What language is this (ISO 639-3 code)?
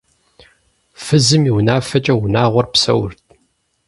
kbd